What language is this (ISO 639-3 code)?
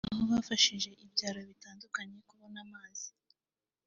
kin